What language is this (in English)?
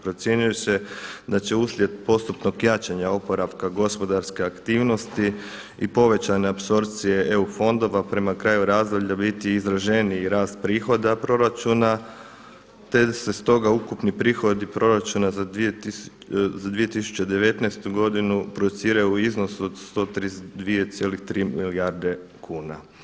Croatian